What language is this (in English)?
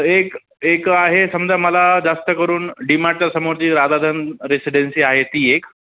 Marathi